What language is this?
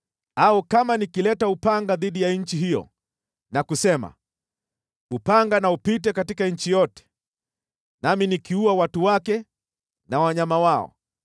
Swahili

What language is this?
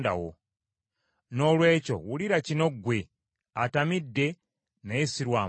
Ganda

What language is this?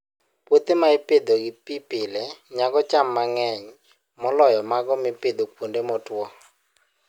Luo (Kenya and Tanzania)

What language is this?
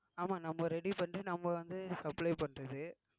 Tamil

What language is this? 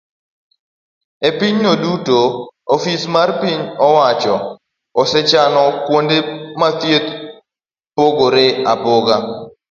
Luo (Kenya and Tanzania)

